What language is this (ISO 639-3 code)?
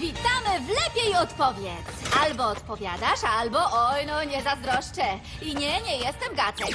pol